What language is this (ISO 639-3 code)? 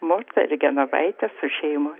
lit